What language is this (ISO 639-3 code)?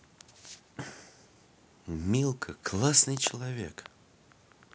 rus